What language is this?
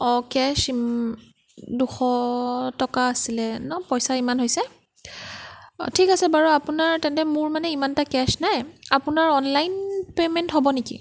Assamese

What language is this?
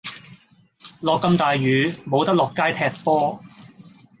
Cantonese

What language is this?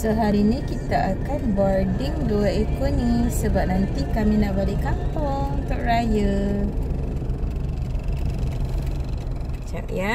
Malay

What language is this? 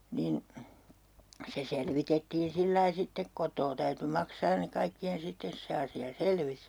Finnish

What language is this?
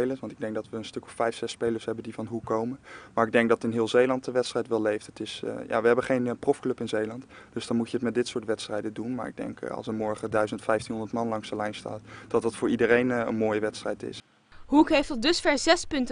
Dutch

